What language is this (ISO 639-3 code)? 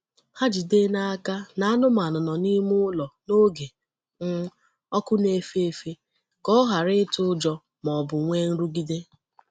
ibo